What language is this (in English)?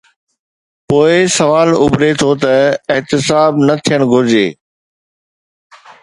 Sindhi